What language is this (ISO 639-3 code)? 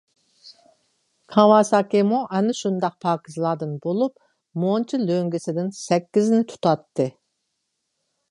uig